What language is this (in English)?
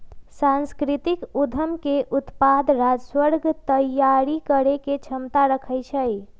Magahi